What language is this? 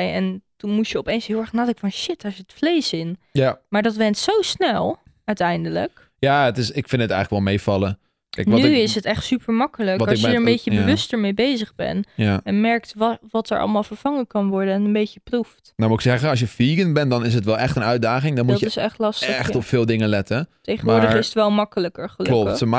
Dutch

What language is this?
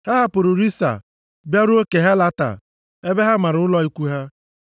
Igbo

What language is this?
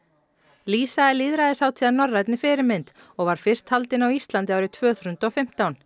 Icelandic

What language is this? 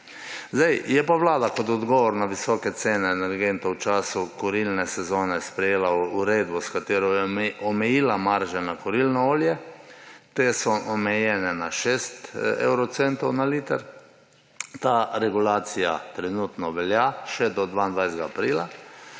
Slovenian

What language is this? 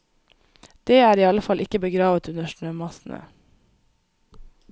Norwegian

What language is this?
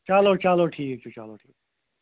Kashmiri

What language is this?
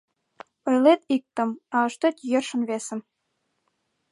Mari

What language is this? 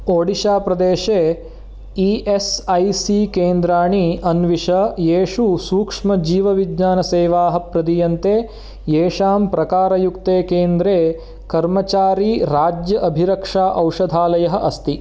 Sanskrit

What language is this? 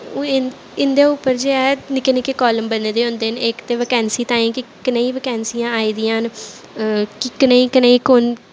Dogri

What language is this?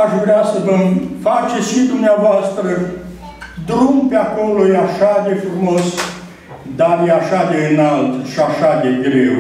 Romanian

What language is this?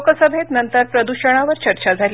Marathi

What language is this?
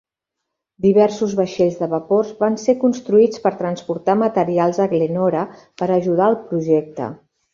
Catalan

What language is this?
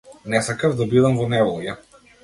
Macedonian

